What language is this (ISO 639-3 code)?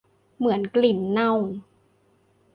tha